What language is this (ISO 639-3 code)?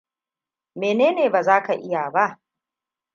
hau